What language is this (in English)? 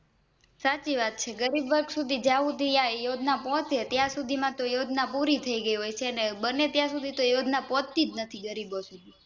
Gujarati